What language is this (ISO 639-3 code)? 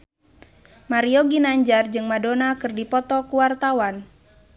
sun